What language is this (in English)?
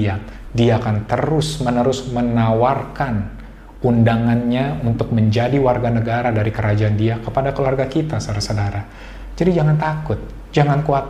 Indonesian